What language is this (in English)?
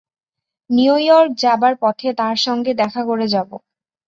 Bangla